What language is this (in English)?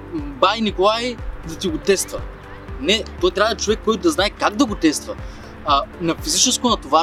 Bulgarian